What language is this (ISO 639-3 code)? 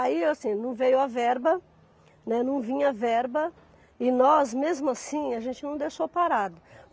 por